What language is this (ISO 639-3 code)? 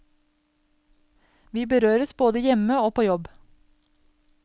nor